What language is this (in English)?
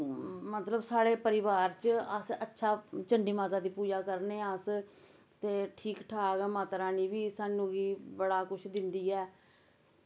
Dogri